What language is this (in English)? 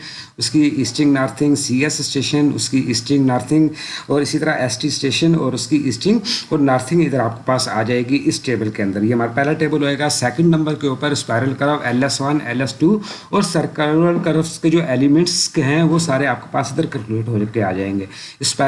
Urdu